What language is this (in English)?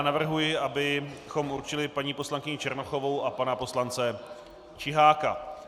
Czech